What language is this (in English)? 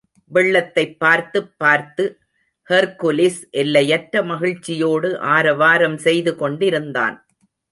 Tamil